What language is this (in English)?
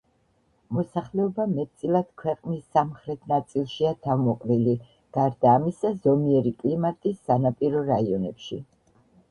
Georgian